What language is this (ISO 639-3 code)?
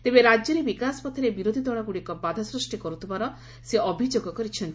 ori